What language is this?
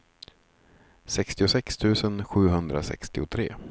Swedish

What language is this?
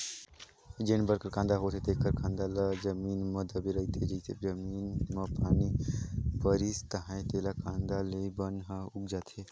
Chhattisgarhi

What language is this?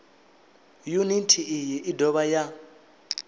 Venda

